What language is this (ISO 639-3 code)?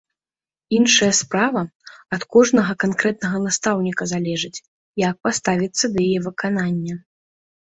bel